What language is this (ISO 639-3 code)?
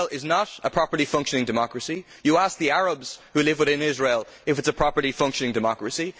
eng